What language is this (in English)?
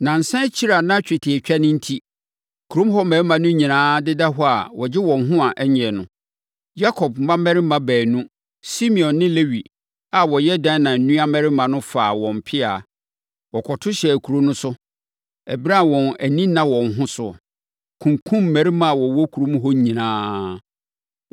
Akan